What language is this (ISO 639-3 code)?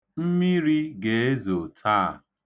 ibo